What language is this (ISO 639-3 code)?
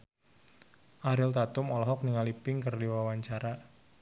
sun